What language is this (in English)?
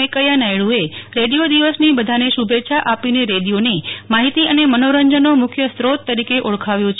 Gujarati